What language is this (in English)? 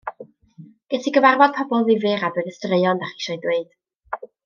Welsh